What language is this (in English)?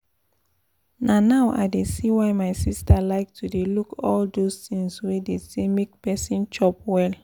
Nigerian Pidgin